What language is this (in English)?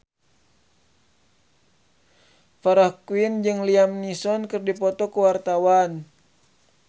Sundanese